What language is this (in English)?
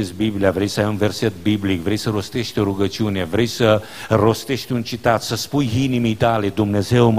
Romanian